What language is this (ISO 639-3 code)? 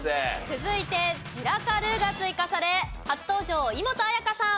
jpn